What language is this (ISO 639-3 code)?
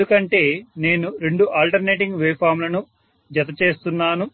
tel